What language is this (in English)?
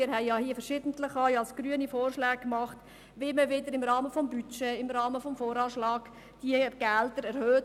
Swiss German